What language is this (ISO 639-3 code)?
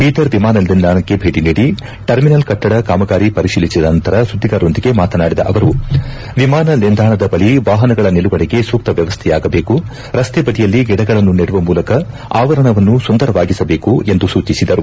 kan